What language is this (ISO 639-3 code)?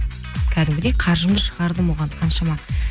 kaz